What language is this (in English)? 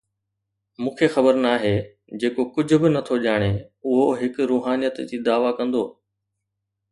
Sindhi